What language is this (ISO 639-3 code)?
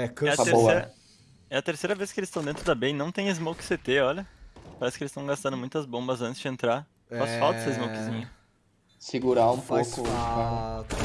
por